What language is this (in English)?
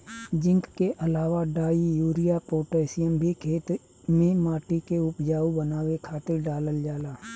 Bhojpuri